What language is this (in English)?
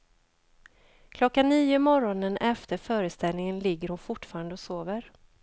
Swedish